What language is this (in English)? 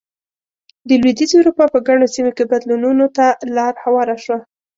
Pashto